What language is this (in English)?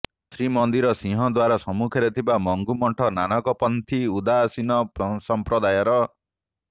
Odia